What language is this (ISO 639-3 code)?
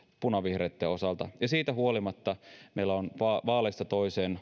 fin